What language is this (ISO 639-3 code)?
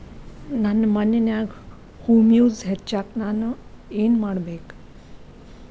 kan